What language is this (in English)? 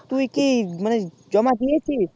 Bangla